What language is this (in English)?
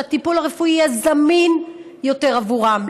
Hebrew